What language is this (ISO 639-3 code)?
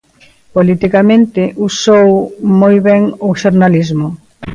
glg